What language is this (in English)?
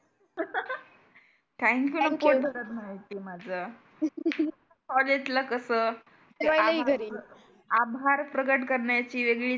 Marathi